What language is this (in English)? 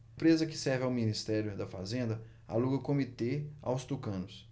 Portuguese